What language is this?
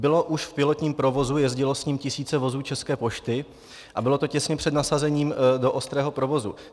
Czech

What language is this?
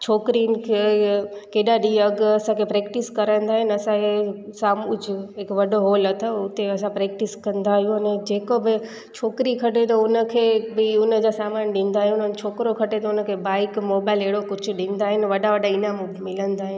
Sindhi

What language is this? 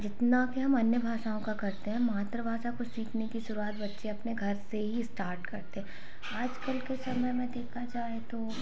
Hindi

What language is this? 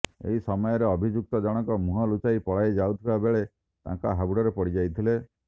Odia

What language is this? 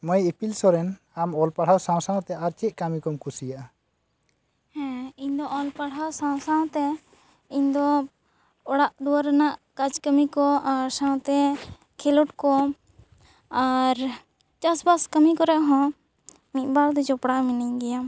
Santali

